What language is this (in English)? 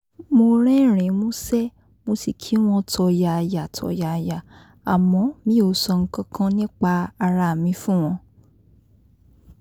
Yoruba